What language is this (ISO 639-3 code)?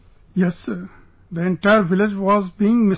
eng